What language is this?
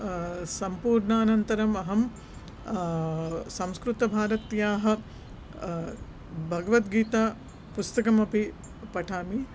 Sanskrit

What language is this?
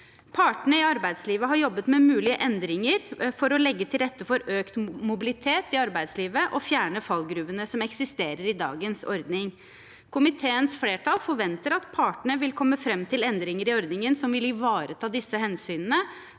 Norwegian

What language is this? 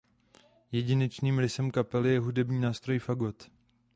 Czech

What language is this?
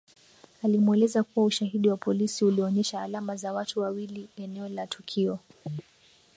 Swahili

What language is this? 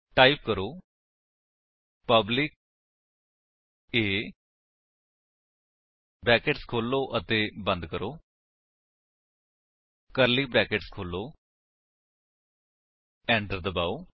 Punjabi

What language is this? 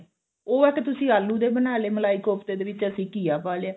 Punjabi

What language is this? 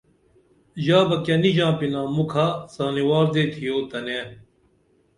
Dameli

